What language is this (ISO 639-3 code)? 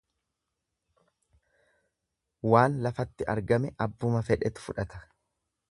orm